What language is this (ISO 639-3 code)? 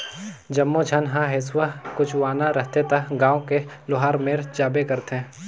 hne